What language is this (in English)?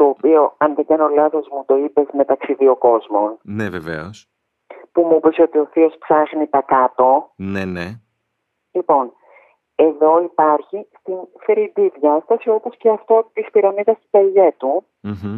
Greek